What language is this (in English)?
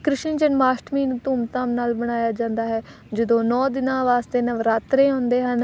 Punjabi